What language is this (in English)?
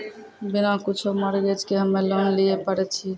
Maithili